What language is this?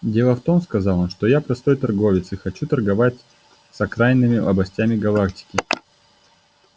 Russian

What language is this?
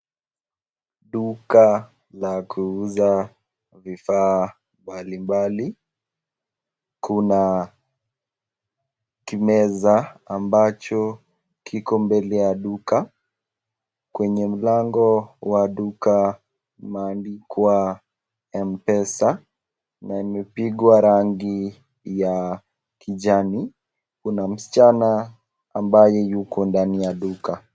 Swahili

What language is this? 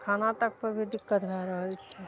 Maithili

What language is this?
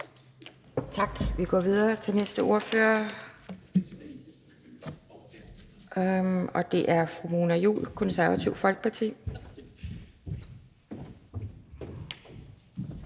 Danish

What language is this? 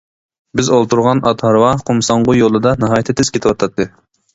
Uyghur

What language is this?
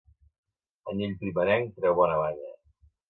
Catalan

